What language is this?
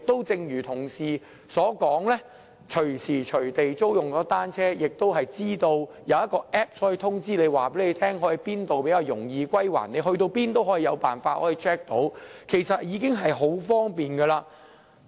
Cantonese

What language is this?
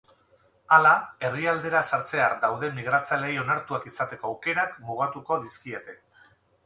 Basque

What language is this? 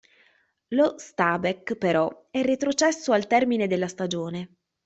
Italian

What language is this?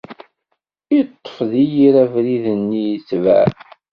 Kabyle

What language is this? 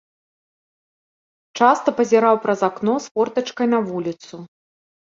Belarusian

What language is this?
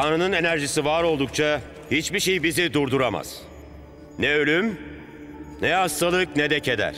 Turkish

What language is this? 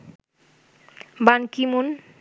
Bangla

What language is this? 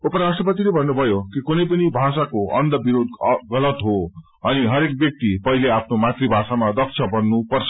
Nepali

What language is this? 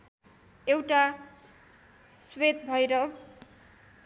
Nepali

